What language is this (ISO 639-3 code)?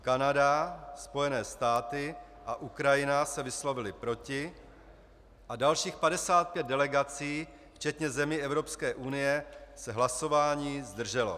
ces